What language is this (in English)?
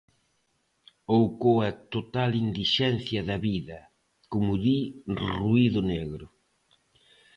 Galician